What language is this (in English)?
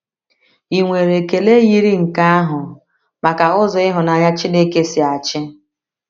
Igbo